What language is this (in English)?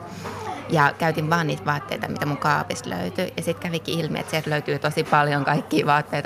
Finnish